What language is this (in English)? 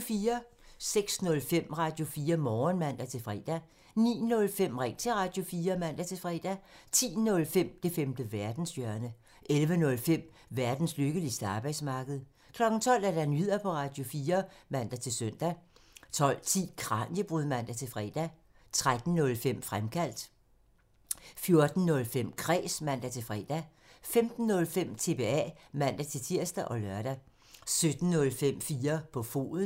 Danish